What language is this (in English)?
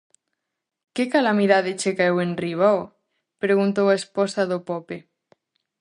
Galician